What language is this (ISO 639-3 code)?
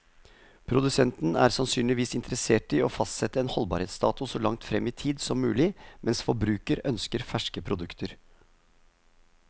nor